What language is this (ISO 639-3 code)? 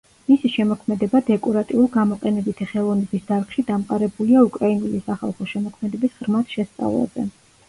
kat